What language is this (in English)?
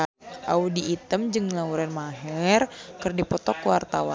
Sundanese